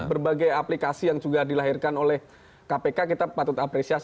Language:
Indonesian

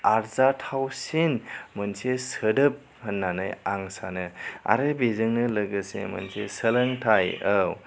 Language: Bodo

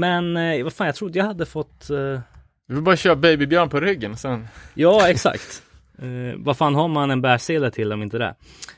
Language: Swedish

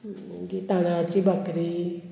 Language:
Konkani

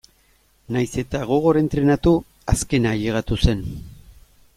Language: Basque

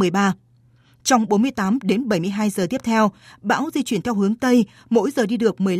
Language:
Vietnamese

